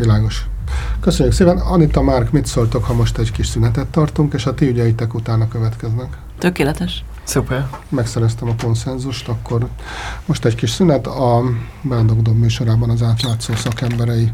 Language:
Hungarian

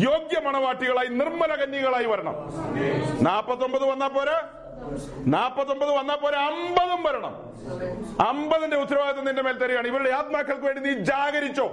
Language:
Malayalam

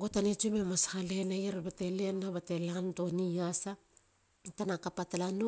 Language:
Halia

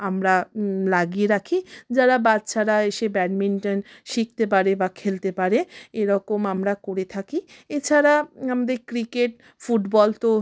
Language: Bangla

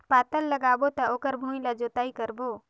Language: Chhattisgarhi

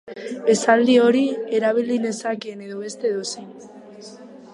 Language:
Basque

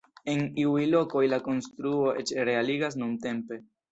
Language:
Esperanto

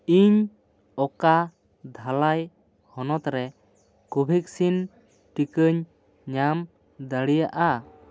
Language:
Santali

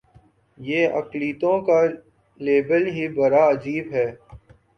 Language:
Urdu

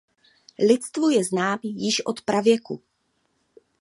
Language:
Czech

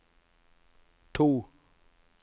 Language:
Norwegian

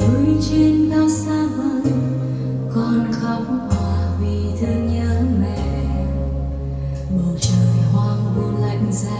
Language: Vietnamese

